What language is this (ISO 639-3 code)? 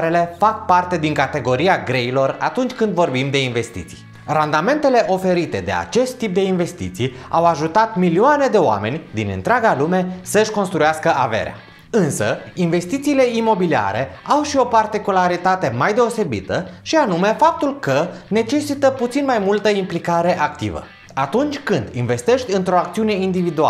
ron